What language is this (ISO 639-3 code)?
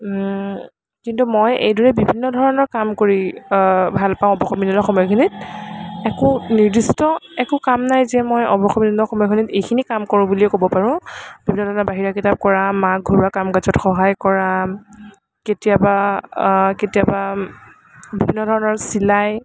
asm